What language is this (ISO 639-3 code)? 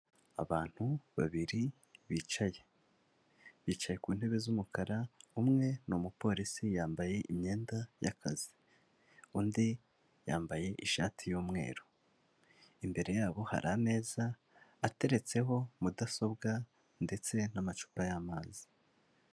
kin